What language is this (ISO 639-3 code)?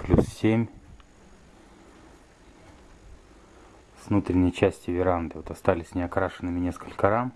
rus